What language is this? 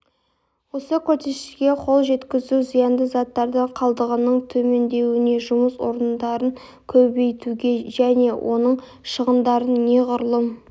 Kazakh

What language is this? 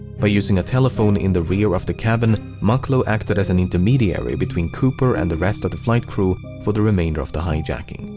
English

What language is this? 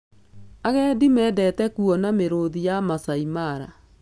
Kikuyu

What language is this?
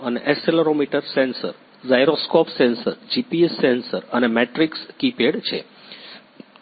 Gujarati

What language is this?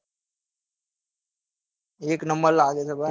Gujarati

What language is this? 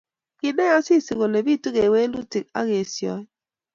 Kalenjin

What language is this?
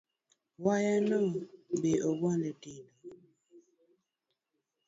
Luo (Kenya and Tanzania)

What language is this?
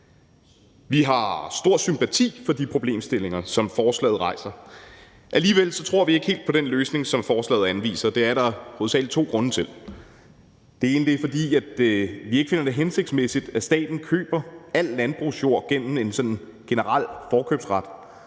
Danish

